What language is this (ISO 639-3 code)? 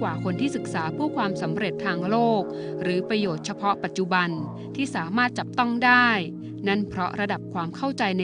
tha